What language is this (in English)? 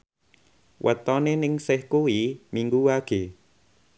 Javanese